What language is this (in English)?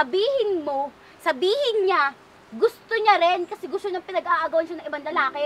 Filipino